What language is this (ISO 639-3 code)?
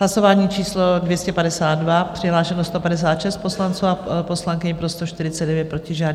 ces